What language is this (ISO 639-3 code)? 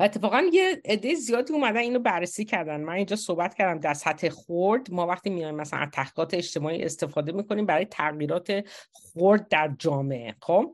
fas